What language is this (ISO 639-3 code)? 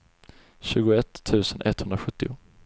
swe